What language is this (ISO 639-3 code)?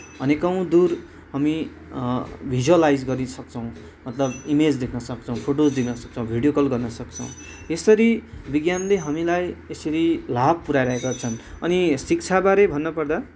nep